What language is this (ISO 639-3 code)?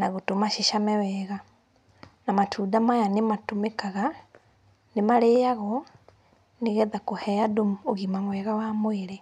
kik